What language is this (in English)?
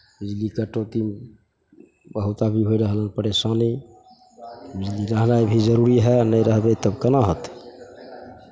Maithili